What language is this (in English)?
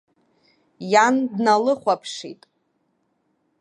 Abkhazian